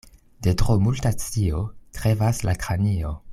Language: Esperanto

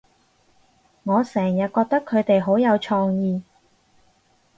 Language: Cantonese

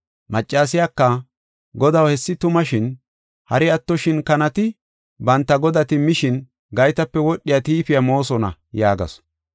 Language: Gofa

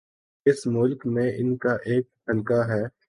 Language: Urdu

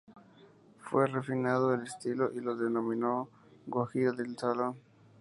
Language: Spanish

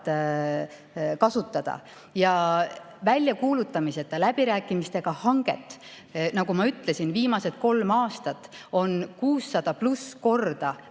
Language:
Estonian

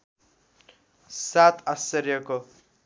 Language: Nepali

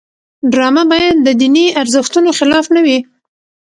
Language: Pashto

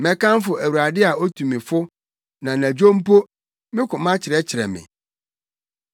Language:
Akan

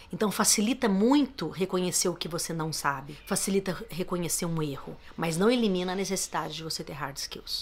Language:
Portuguese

